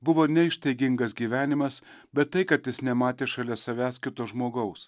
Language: Lithuanian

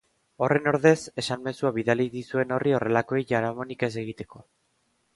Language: Basque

